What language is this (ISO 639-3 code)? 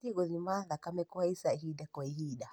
kik